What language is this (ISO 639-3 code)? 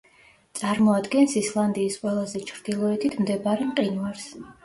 kat